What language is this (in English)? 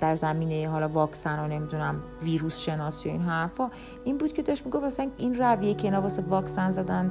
Persian